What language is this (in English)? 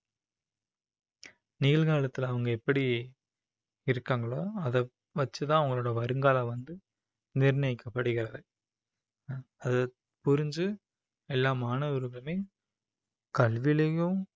Tamil